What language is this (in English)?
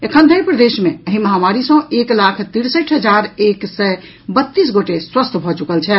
Maithili